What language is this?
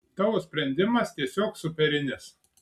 Lithuanian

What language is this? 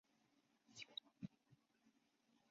Chinese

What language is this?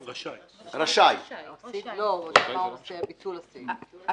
Hebrew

